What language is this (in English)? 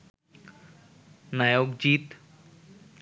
Bangla